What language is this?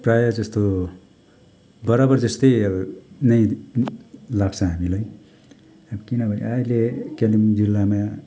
Nepali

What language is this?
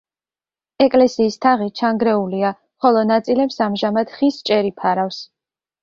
Georgian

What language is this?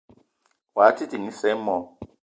Eton (Cameroon)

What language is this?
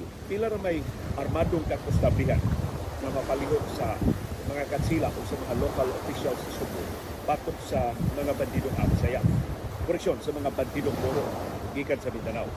Filipino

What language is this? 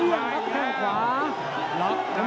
Thai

